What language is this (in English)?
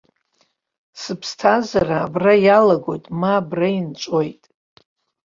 Abkhazian